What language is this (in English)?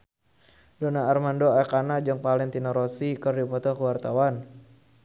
Sundanese